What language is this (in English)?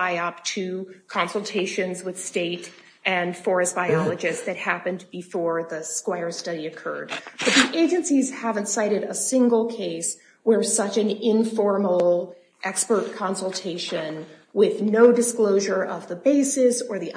English